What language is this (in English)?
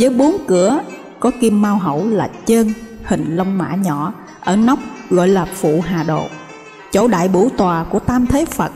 Vietnamese